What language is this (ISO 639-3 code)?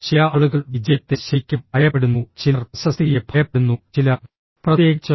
mal